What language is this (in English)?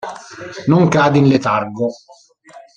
Italian